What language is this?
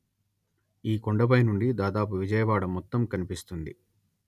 Telugu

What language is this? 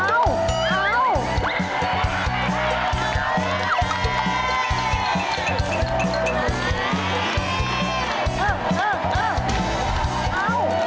Thai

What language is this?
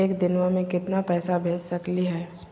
Magahi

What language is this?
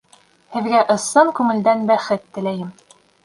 Bashkir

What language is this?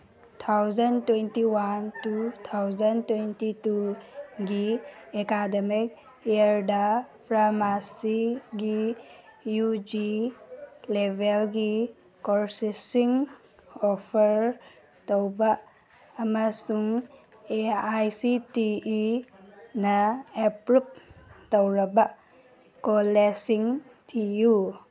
Manipuri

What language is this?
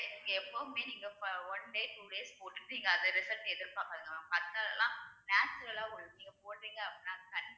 Tamil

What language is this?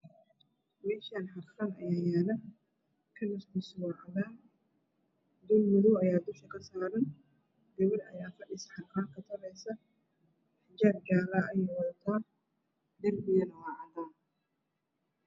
Somali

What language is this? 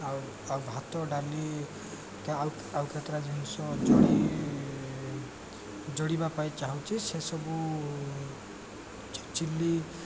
Odia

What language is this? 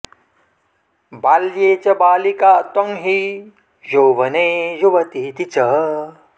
Sanskrit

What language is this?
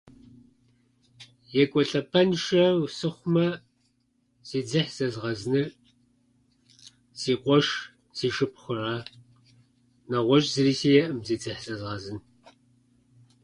Kabardian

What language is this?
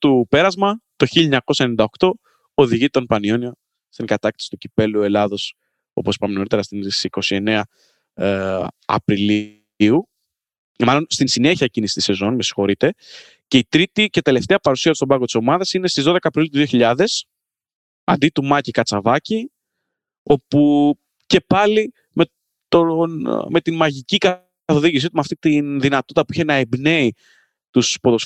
Greek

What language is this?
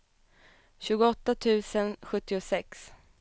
Swedish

